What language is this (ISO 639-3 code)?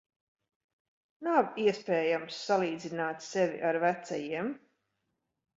lav